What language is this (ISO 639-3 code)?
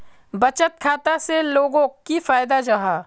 mag